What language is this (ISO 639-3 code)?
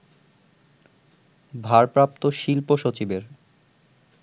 ben